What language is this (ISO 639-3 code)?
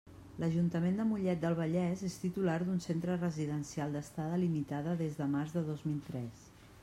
cat